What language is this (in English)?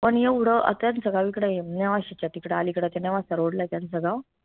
Marathi